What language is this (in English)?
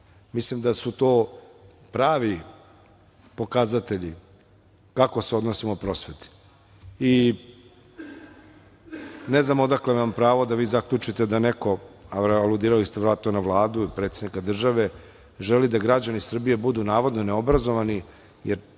Serbian